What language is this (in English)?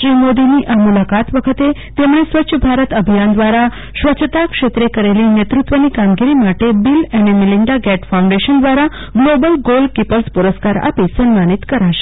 Gujarati